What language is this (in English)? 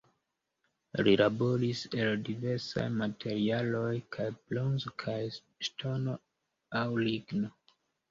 Esperanto